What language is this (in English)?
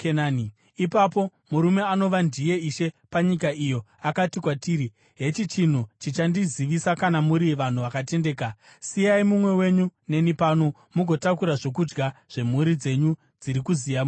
Shona